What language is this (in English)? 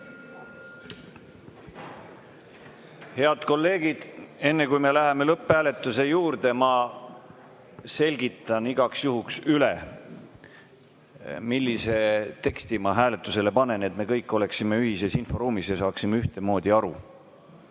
Estonian